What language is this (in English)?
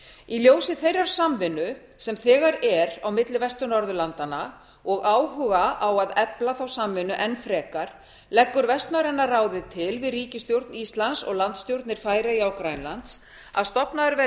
Icelandic